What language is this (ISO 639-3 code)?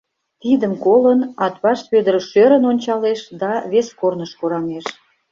chm